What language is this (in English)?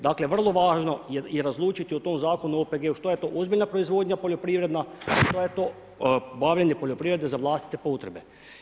Croatian